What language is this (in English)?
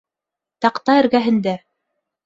Bashkir